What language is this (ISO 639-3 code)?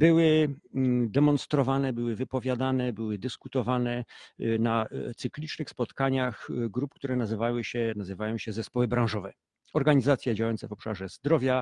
pol